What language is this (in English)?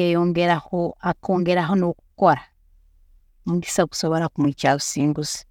Tooro